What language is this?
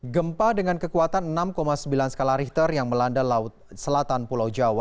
Indonesian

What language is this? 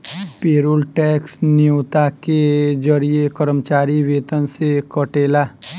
Bhojpuri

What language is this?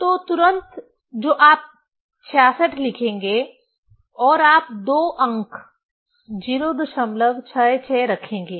Hindi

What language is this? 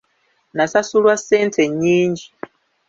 Ganda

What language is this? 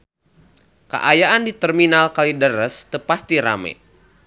Sundanese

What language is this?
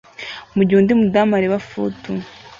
Kinyarwanda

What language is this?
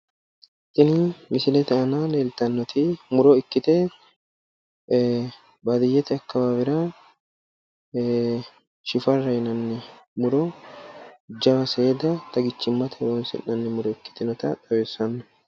Sidamo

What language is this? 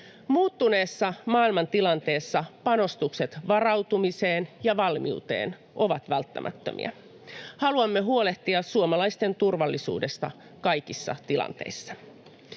Finnish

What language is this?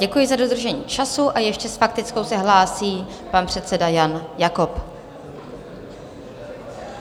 Czech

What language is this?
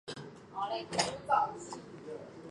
Chinese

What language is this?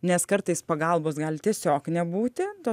Lithuanian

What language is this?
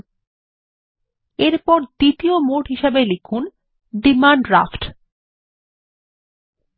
Bangla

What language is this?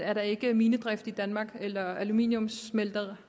Danish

